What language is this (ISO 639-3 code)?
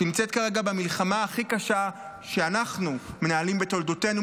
heb